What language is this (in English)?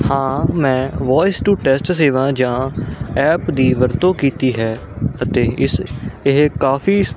Punjabi